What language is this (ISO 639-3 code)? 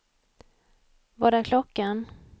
swe